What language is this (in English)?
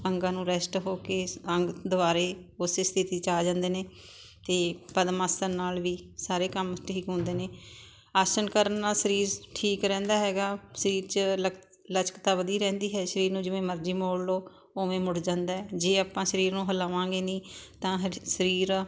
Punjabi